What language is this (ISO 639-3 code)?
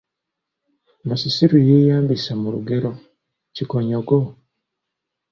lug